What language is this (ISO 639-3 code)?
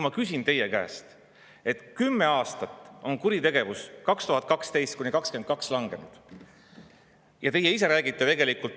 est